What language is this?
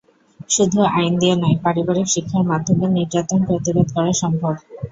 Bangla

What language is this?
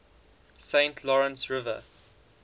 English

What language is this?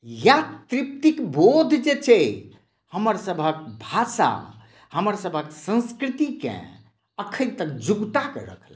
Maithili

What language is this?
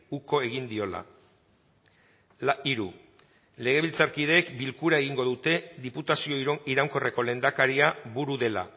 Basque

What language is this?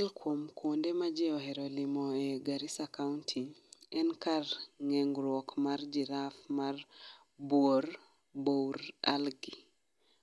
Luo (Kenya and Tanzania)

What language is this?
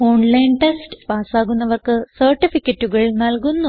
Malayalam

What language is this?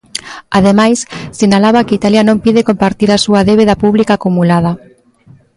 Galician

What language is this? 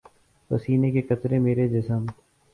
Urdu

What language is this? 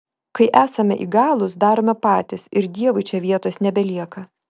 Lithuanian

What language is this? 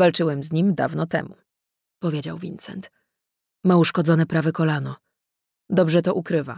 Polish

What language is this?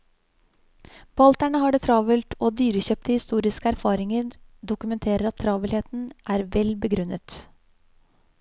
Norwegian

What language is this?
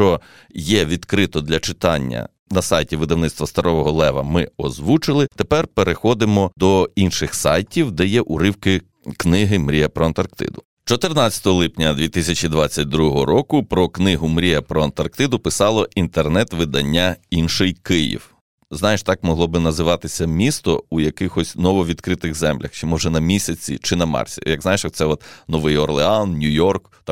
Ukrainian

